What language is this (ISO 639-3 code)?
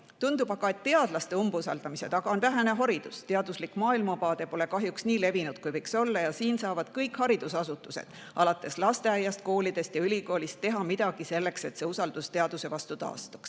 est